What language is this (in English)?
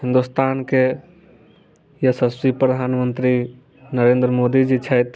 Maithili